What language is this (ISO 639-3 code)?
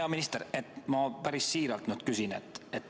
est